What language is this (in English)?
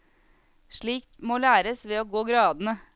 Norwegian